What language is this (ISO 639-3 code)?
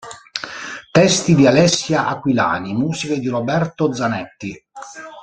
ita